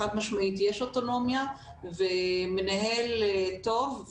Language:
Hebrew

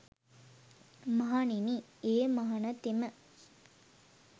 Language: Sinhala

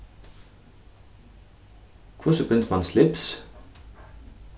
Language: Faroese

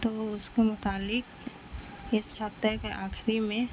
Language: Urdu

